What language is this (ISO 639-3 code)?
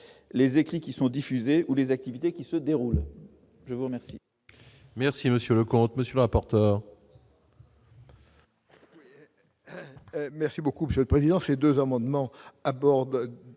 fra